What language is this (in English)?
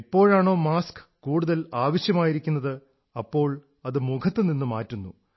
Malayalam